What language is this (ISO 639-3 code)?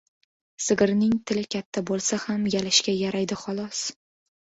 uzb